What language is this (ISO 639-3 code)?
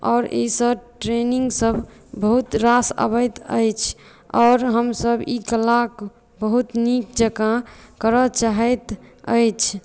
mai